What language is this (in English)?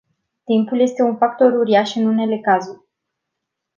Romanian